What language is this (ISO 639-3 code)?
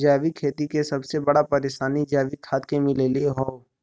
bho